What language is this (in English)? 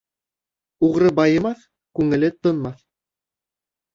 Bashkir